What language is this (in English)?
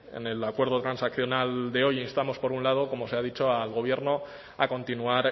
Spanish